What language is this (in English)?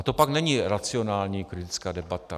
Czech